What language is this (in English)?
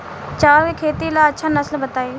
Bhojpuri